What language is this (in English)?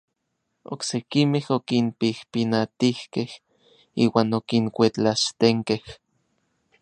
Orizaba Nahuatl